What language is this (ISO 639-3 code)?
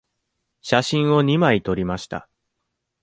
jpn